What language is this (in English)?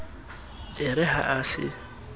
Southern Sotho